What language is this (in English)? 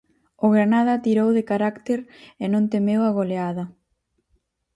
Galician